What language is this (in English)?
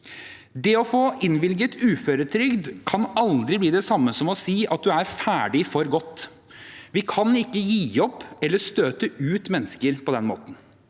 Norwegian